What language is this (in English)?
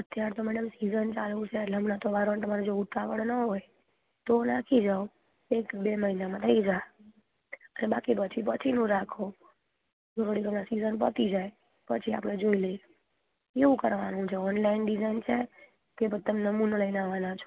Gujarati